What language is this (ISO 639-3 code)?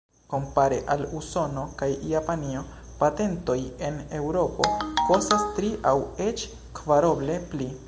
epo